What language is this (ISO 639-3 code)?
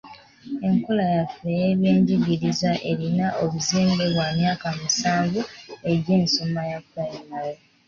lug